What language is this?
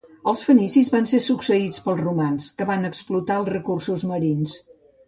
Catalan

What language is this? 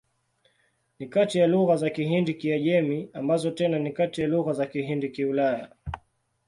Swahili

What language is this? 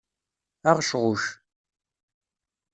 Kabyle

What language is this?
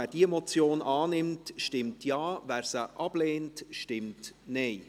Swiss German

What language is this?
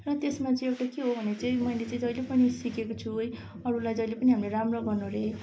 Nepali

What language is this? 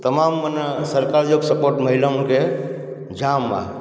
Sindhi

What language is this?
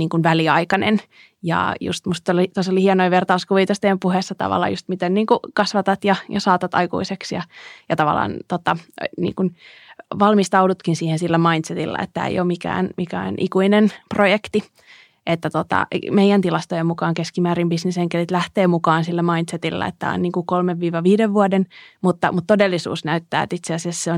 Finnish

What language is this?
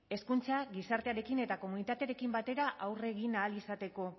Basque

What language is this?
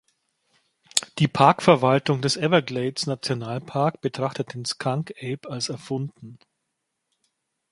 German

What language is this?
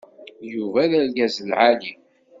Kabyle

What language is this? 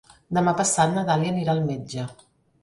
Catalan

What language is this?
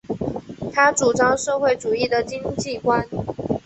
Chinese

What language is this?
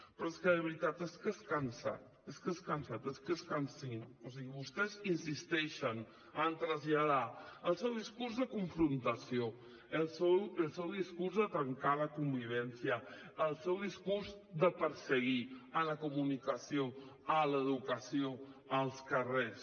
Catalan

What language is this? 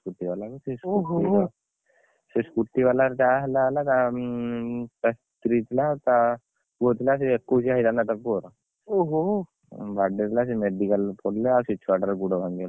Odia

